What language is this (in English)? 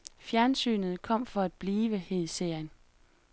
Danish